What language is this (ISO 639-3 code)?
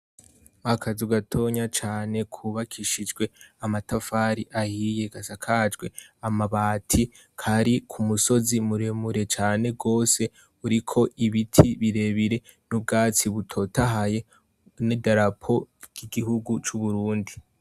run